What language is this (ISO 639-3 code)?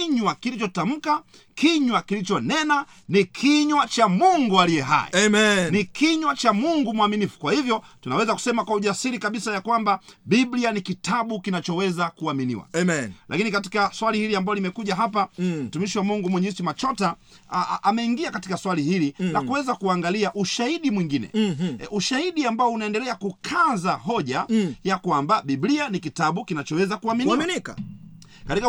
swa